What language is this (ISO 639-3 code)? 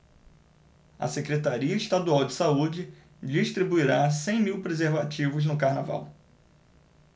por